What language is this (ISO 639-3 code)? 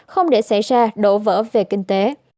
vie